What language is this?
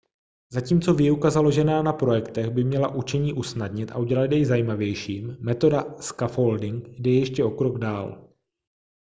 Czech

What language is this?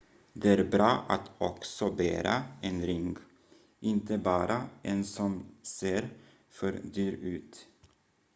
Swedish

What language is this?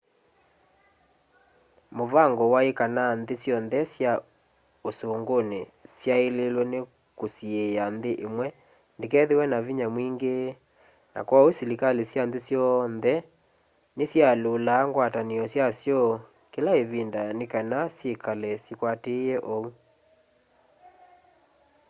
Kamba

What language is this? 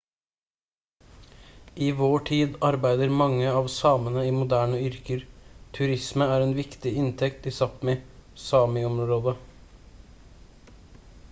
Norwegian Bokmål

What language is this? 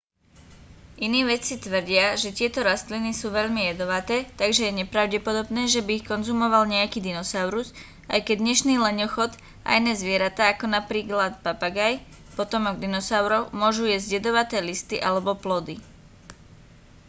Slovak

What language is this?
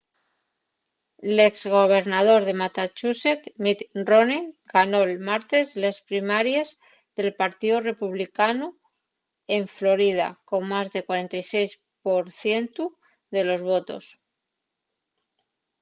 Asturian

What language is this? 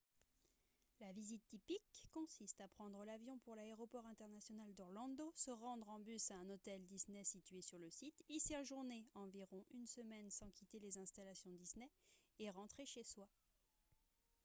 French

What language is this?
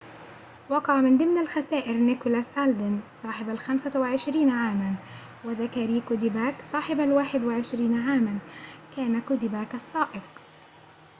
Arabic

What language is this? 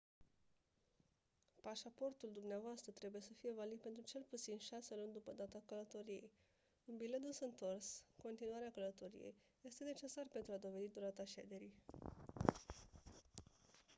Romanian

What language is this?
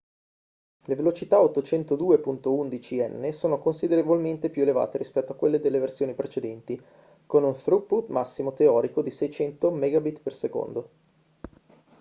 Italian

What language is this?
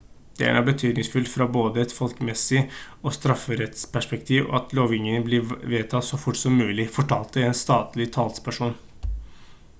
Norwegian Bokmål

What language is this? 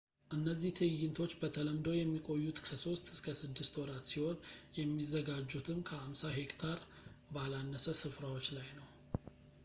Amharic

